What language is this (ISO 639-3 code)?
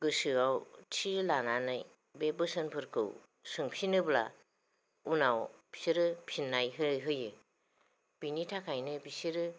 brx